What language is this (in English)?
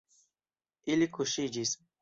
Esperanto